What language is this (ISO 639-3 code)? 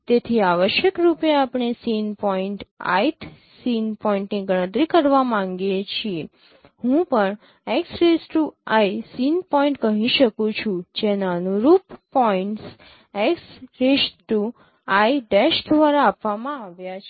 guj